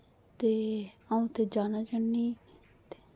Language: Dogri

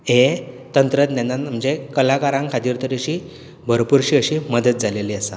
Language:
Konkani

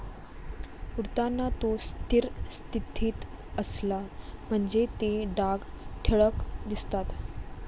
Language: Marathi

